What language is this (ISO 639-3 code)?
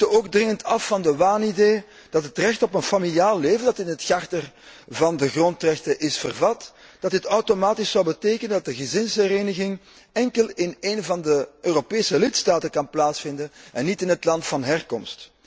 nld